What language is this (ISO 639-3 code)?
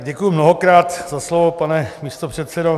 ces